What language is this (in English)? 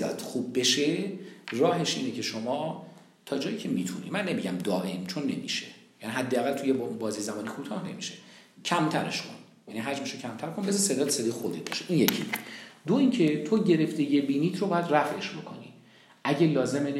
Persian